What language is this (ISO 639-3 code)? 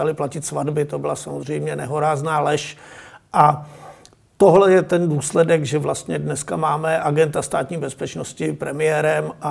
ces